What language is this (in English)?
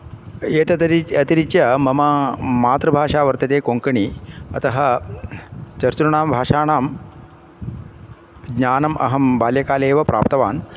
Sanskrit